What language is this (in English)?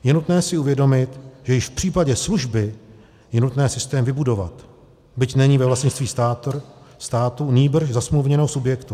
Czech